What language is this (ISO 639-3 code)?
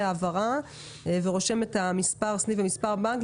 heb